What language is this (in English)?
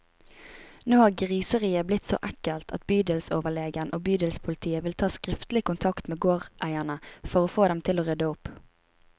Norwegian